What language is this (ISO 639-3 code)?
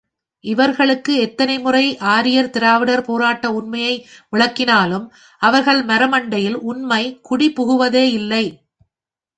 tam